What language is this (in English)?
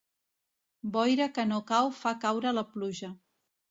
Catalan